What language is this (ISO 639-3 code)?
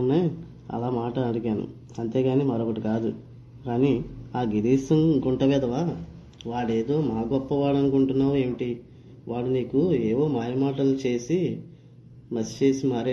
tel